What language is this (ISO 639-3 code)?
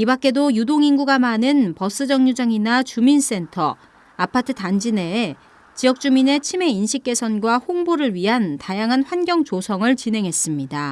kor